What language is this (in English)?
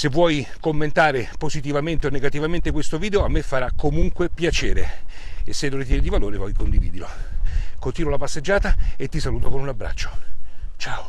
Italian